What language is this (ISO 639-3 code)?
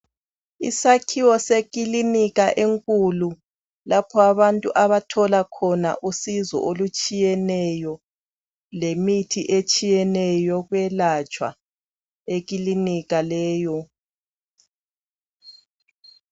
nde